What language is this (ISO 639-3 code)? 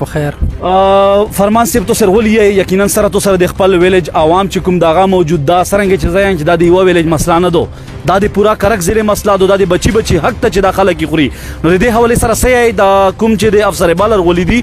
ron